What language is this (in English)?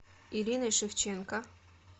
Russian